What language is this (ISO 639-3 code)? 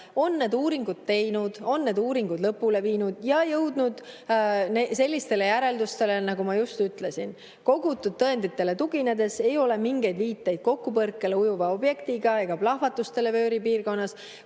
est